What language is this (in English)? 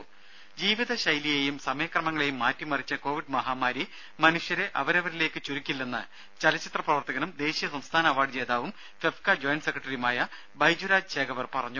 Malayalam